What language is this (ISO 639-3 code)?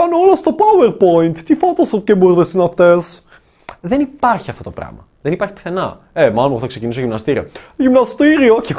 ell